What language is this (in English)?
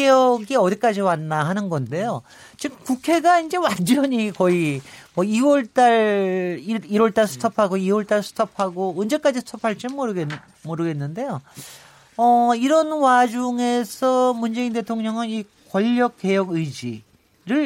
Korean